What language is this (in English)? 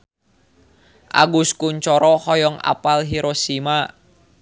Sundanese